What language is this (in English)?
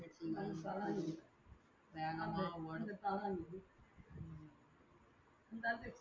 Tamil